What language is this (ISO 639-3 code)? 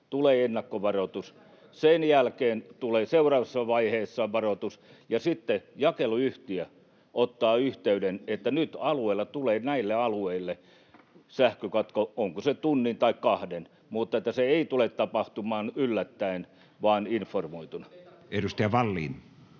fin